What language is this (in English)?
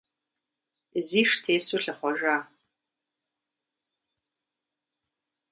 Kabardian